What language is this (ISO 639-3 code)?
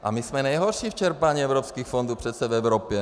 ces